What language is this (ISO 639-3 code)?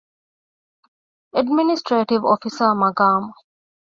div